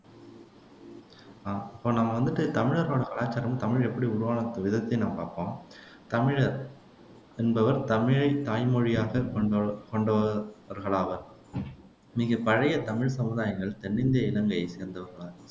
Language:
Tamil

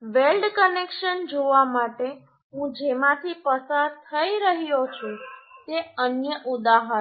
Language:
Gujarati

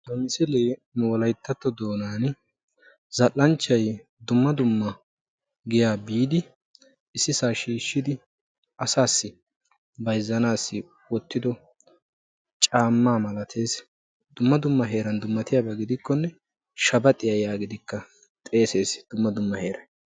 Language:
Wolaytta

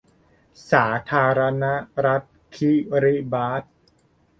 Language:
Thai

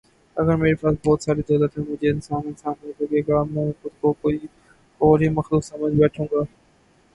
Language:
Urdu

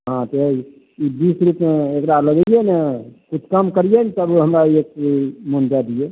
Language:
Maithili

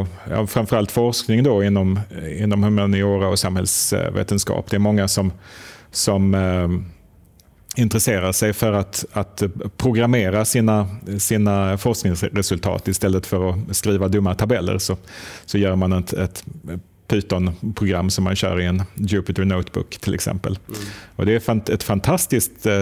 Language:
Swedish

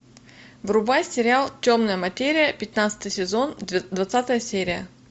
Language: Russian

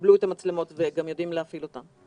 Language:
Hebrew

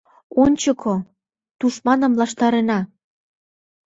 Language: Mari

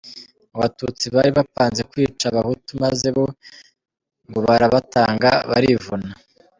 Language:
Kinyarwanda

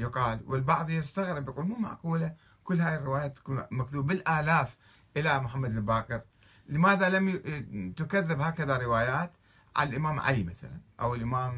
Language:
Arabic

